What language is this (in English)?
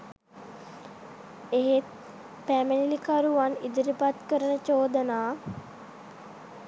Sinhala